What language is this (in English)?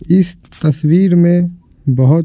Hindi